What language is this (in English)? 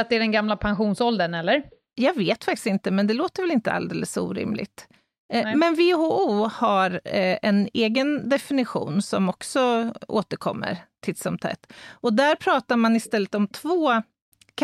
Swedish